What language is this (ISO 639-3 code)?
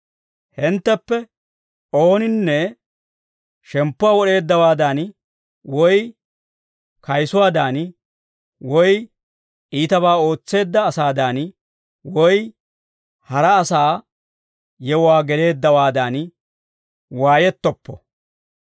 dwr